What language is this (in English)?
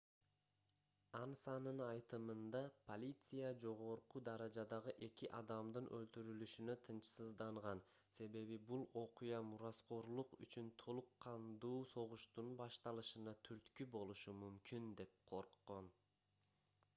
Kyrgyz